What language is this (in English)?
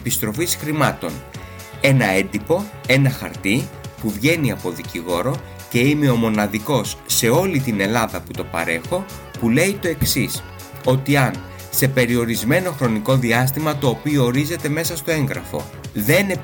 Greek